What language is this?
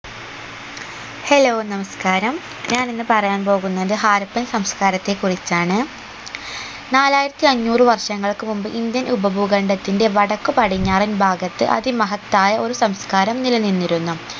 Malayalam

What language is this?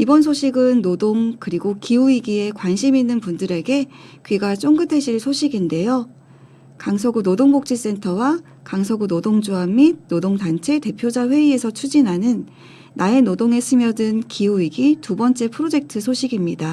Korean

